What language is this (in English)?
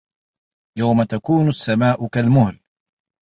Arabic